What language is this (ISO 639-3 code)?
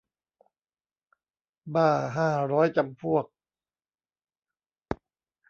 tha